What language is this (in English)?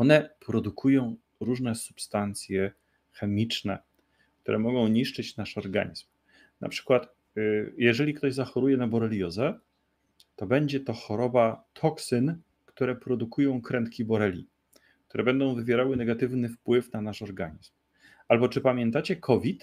Polish